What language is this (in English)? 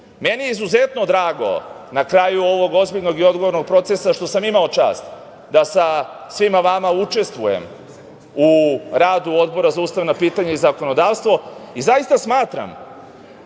Serbian